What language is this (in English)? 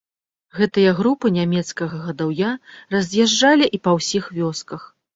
Belarusian